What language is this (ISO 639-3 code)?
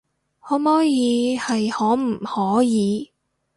yue